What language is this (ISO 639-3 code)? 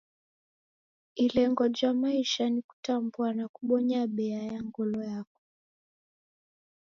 dav